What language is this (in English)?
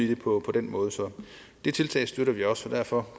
Danish